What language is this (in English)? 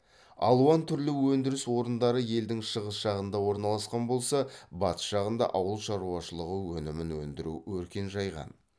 Kazakh